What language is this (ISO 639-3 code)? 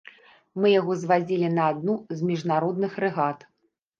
bel